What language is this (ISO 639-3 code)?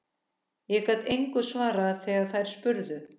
isl